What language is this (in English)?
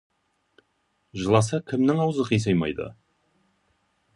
Kazakh